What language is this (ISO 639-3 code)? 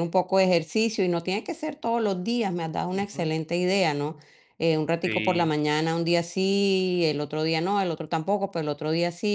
spa